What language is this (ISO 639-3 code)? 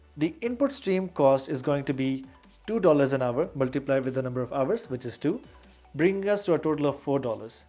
eng